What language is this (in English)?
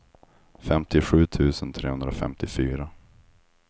Swedish